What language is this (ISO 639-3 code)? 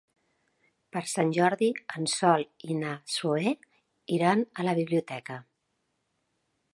cat